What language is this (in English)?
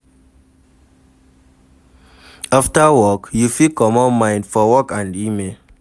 Nigerian Pidgin